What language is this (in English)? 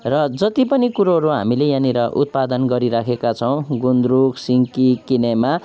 Nepali